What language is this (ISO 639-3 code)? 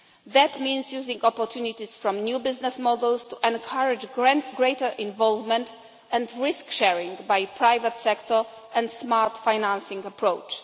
eng